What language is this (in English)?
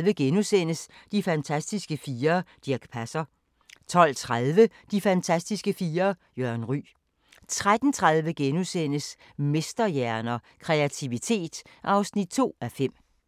Danish